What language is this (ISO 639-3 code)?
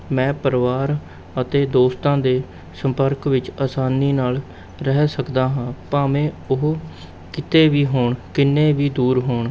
pan